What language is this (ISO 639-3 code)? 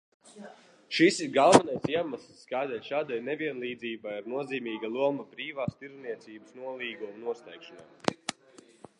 lav